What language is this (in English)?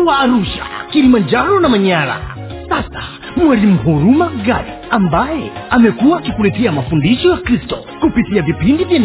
Swahili